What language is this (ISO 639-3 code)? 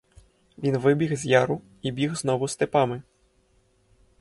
ukr